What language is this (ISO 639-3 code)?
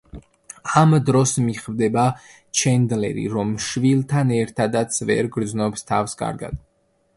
kat